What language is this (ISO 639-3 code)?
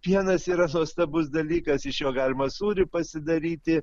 lit